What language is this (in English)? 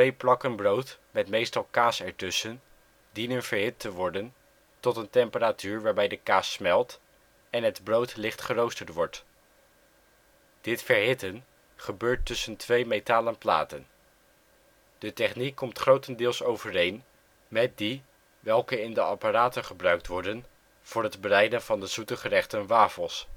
Dutch